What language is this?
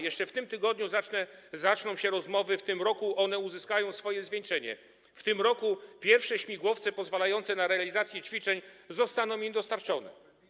Polish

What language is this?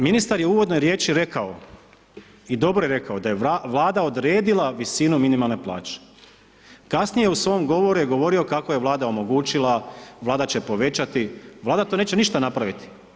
Croatian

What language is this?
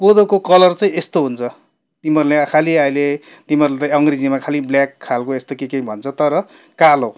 Nepali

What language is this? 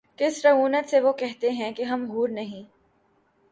Urdu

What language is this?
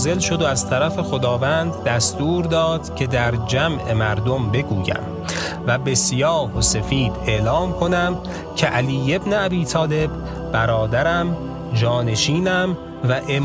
Persian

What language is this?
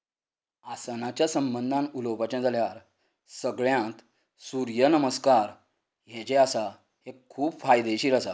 Konkani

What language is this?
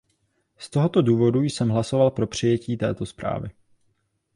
Czech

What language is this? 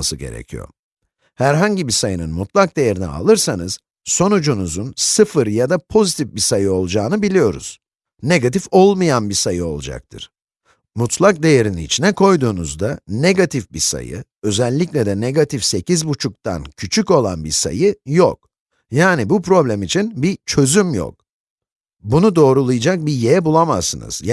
Turkish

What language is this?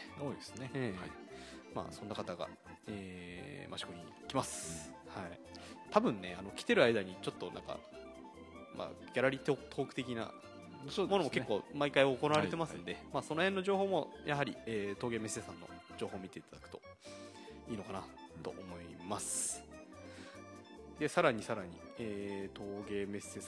Japanese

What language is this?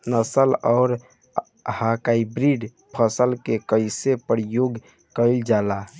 Bhojpuri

